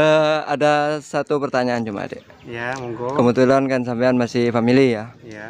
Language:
Indonesian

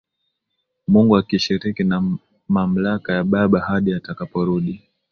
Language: Swahili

